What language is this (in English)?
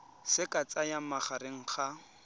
Tswana